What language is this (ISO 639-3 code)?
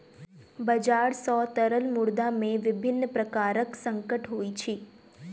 mai